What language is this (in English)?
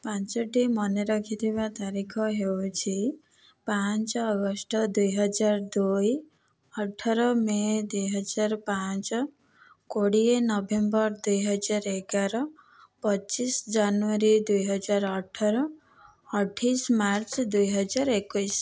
Odia